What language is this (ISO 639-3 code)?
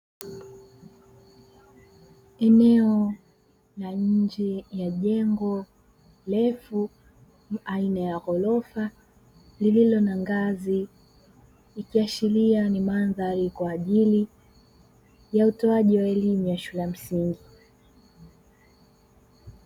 swa